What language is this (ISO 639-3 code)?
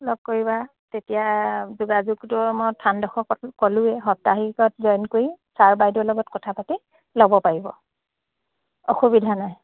asm